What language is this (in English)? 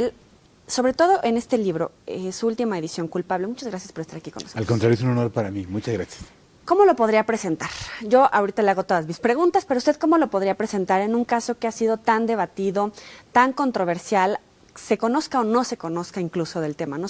Spanish